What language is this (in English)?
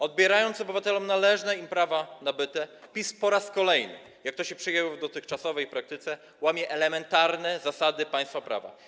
Polish